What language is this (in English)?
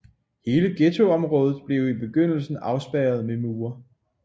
Danish